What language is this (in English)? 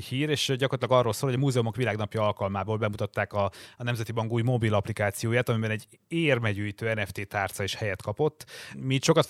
Hungarian